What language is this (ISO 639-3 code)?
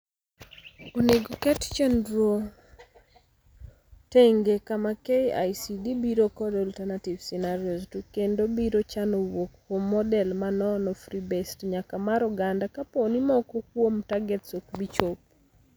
luo